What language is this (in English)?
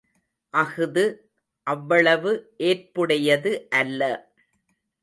Tamil